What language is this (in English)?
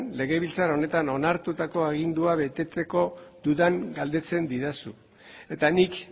Basque